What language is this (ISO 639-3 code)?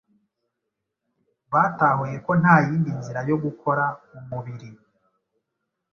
kin